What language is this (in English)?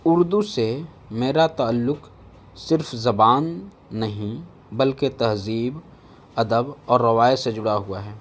Urdu